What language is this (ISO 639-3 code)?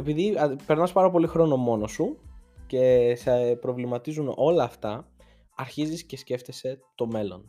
ell